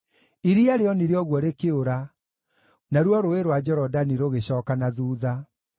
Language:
Kikuyu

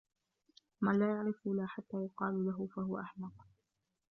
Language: Arabic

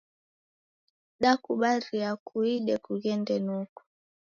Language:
Taita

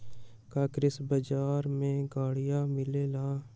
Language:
Magahi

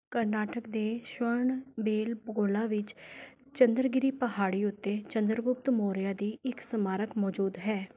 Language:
Punjabi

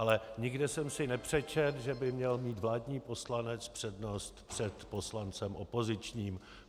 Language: Czech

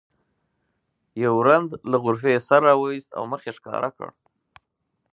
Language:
Pashto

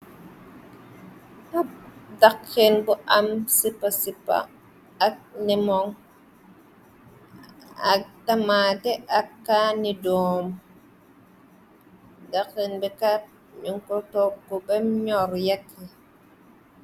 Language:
Wolof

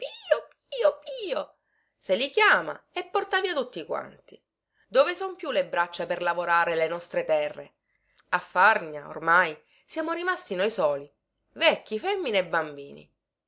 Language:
Italian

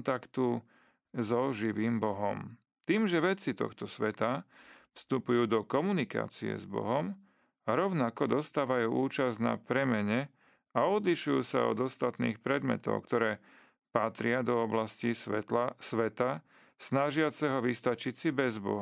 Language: Slovak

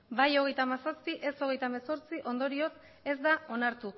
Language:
Basque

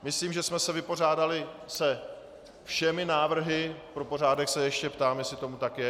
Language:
Czech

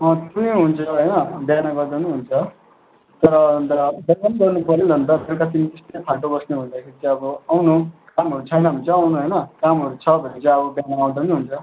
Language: Nepali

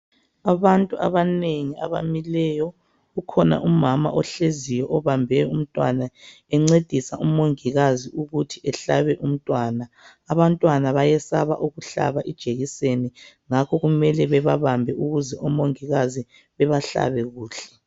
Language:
North Ndebele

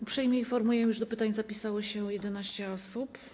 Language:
Polish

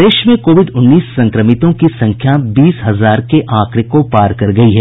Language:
Hindi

